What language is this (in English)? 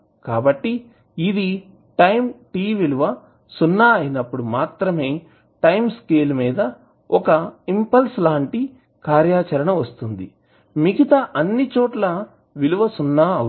Telugu